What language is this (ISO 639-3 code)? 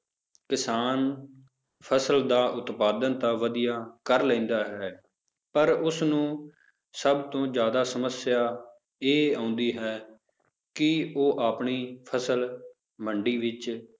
pan